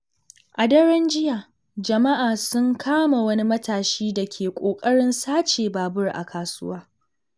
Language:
Hausa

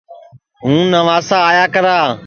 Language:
Sansi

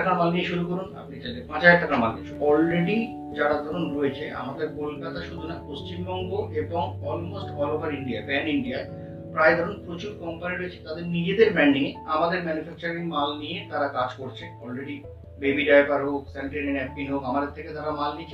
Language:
Bangla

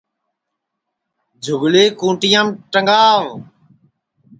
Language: Sansi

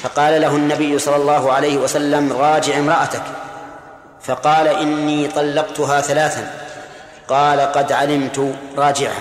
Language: Arabic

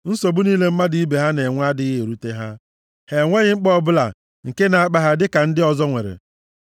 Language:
Igbo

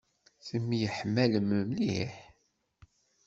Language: Kabyle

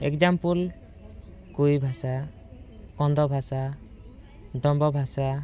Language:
Odia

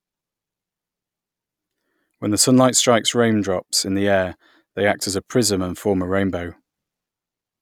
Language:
English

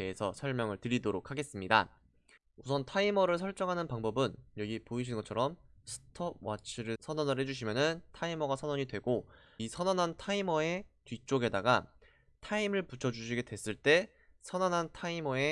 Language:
Korean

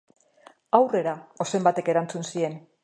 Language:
Basque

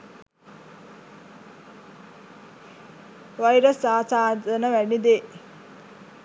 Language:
Sinhala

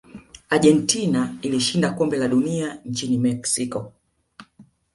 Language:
Swahili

